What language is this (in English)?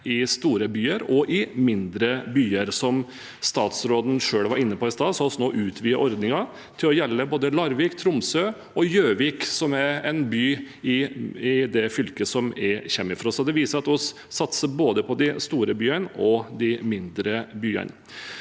Norwegian